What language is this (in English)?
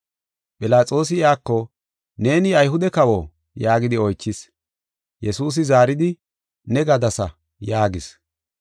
Gofa